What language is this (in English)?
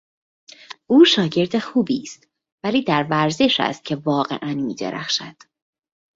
Persian